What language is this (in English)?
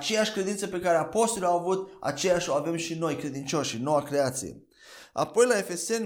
Romanian